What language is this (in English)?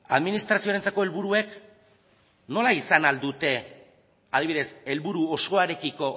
Basque